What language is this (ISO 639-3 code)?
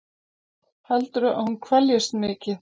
isl